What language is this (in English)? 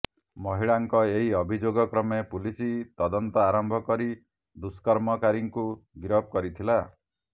Odia